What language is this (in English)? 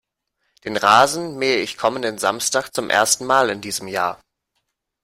German